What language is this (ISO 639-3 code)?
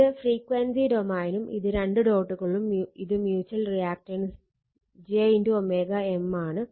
mal